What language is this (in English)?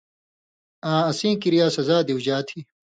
Indus Kohistani